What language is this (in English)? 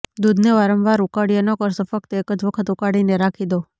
Gujarati